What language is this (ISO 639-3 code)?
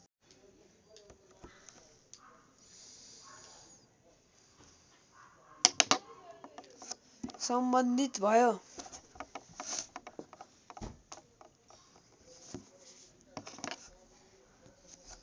nep